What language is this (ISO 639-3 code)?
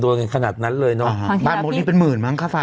tha